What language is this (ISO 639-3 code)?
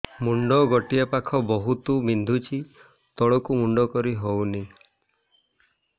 ori